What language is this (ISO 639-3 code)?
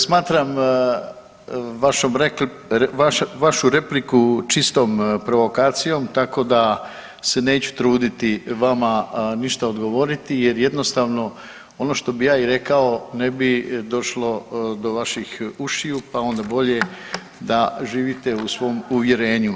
hrv